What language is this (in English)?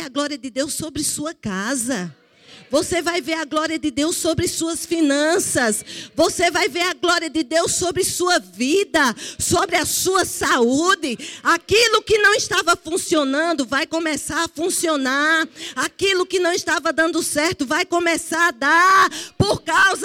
Portuguese